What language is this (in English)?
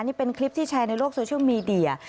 Thai